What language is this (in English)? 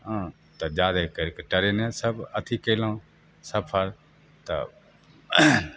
Maithili